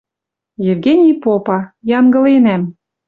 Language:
Western Mari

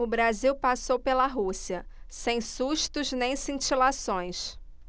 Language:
Portuguese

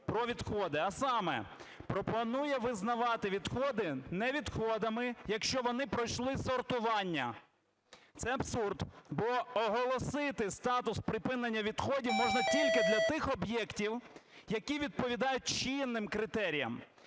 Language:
Ukrainian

